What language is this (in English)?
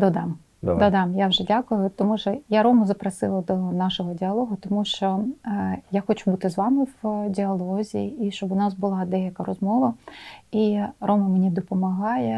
Ukrainian